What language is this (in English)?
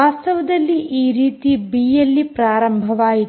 Kannada